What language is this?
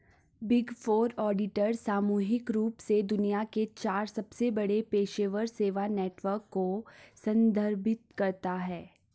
Hindi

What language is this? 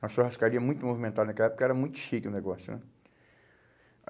Portuguese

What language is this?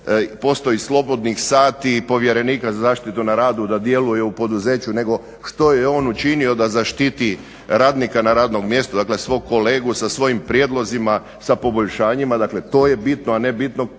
Croatian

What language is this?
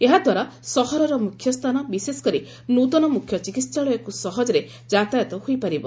Odia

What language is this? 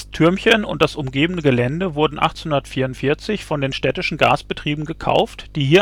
German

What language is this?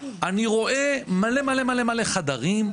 Hebrew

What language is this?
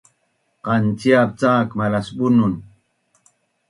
Bunun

